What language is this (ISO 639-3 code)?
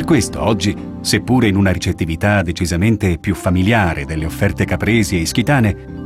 ita